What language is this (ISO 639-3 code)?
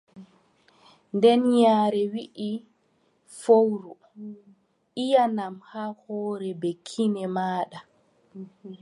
fub